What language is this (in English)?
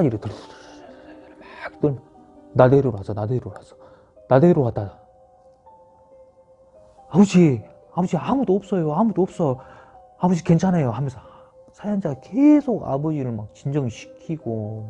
Korean